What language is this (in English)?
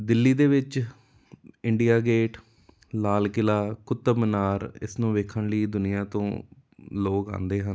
Punjabi